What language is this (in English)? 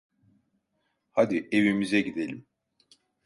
Turkish